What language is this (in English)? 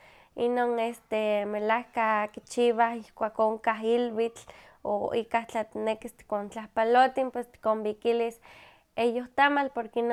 Huaxcaleca Nahuatl